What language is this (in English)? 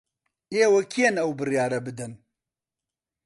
Central Kurdish